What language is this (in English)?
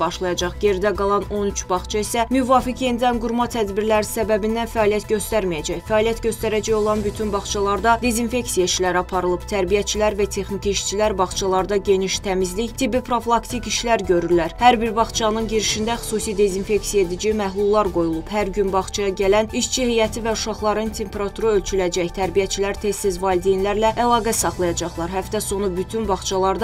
Turkish